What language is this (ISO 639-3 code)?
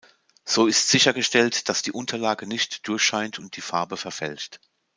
deu